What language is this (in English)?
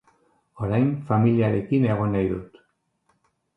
Basque